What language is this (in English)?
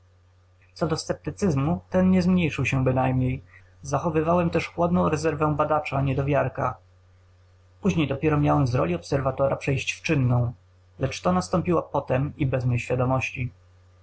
Polish